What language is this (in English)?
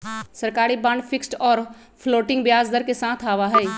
Magahi